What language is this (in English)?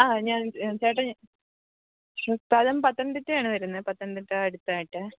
Malayalam